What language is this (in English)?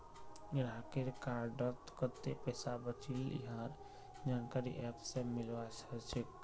Magahi